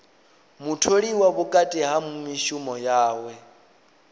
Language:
Venda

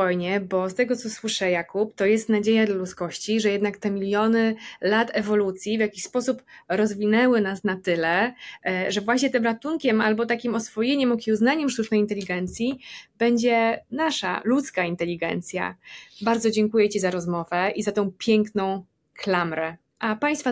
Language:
Polish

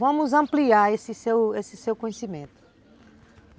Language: Portuguese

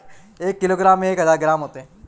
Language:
Hindi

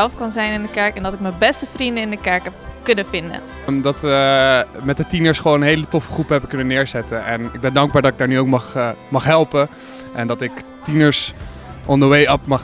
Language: Dutch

